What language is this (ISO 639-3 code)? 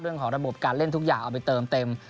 tha